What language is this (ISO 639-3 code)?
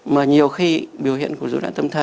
vie